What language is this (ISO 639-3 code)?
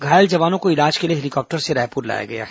hin